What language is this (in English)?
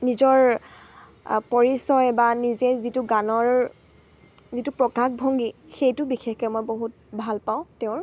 Assamese